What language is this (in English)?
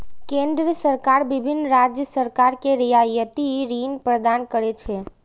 Maithili